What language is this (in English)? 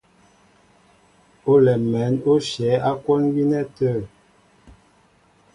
Mbo (Cameroon)